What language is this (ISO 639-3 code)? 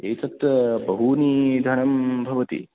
san